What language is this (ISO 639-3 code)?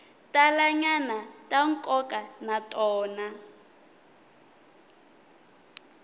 tso